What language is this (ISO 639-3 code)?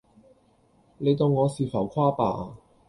yue